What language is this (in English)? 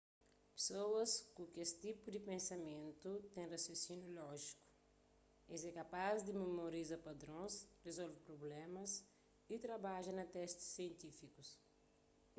Kabuverdianu